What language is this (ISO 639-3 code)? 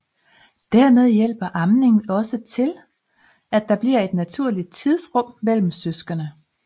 dan